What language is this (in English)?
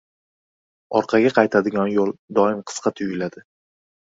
Uzbek